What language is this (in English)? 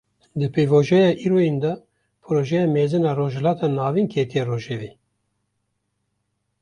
Kurdish